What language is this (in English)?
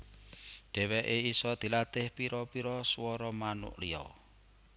Javanese